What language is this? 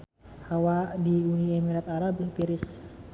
Sundanese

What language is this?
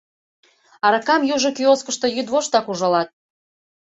Mari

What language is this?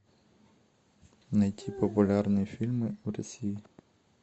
Russian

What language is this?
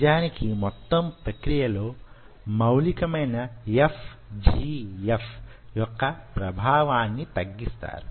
Telugu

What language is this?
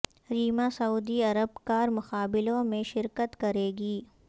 Urdu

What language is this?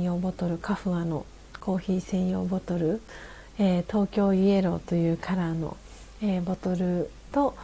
Japanese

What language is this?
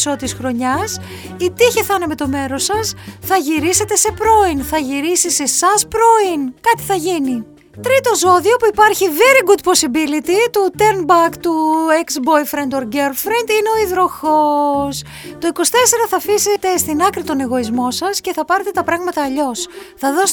Greek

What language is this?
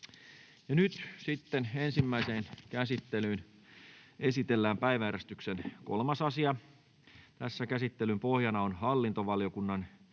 Finnish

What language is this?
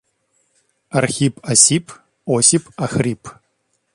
Russian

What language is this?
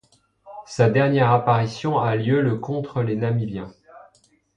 French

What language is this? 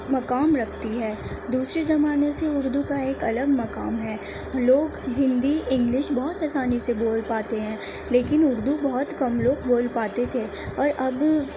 Urdu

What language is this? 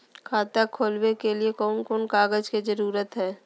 Magahi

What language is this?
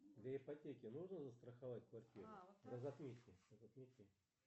Russian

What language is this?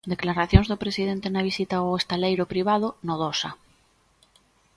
Galician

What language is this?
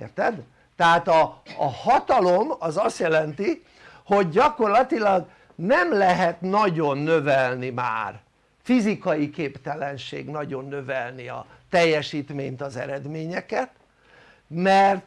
Hungarian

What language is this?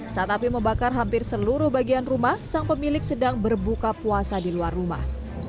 Indonesian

